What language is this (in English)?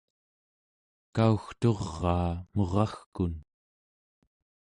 Central Yupik